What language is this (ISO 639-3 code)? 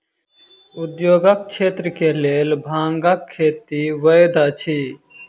mai